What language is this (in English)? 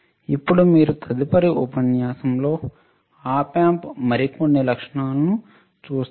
Telugu